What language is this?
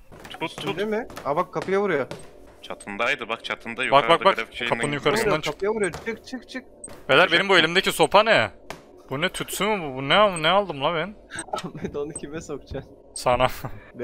Turkish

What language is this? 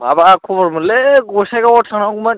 Bodo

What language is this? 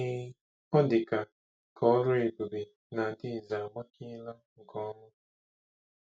Igbo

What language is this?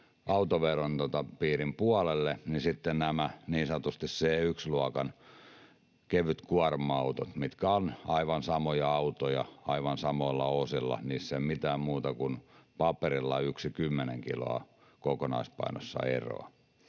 Finnish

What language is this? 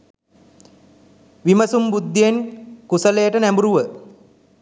Sinhala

